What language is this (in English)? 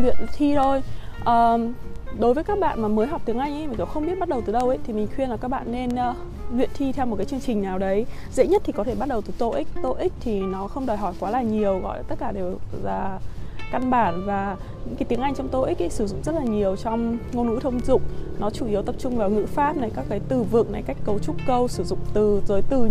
Vietnamese